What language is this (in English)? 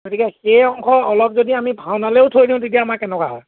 Assamese